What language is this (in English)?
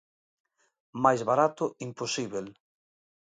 Galician